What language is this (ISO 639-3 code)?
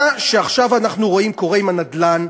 heb